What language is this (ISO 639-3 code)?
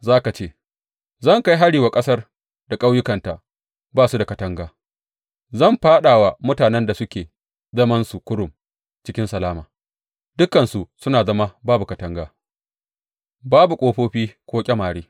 hau